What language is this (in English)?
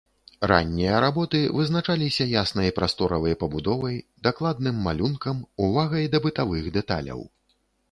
Belarusian